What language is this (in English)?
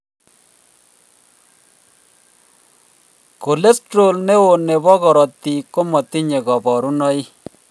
Kalenjin